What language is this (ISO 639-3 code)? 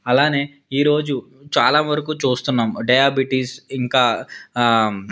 tel